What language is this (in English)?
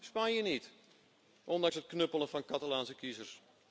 Dutch